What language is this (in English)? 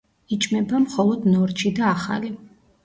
Georgian